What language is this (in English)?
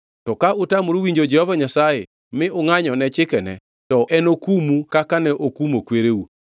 Luo (Kenya and Tanzania)